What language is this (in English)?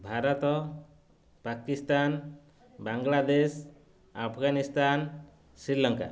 Odia